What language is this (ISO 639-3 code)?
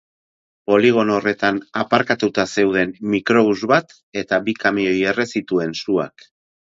eus